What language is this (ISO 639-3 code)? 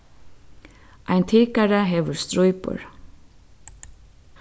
fao